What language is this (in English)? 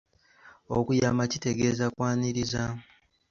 Ganda